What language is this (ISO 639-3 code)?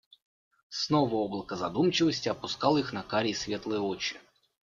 rus